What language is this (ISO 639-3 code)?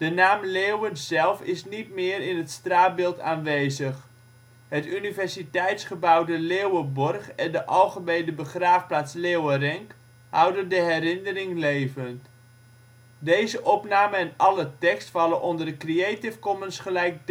nld